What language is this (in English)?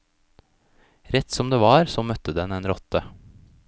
Norwegian